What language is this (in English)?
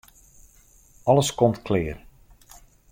Western Frisian